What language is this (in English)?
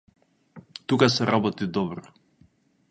Macedonian